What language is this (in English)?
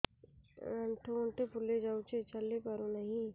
Odia